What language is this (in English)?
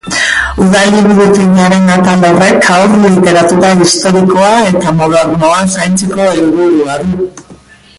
Basque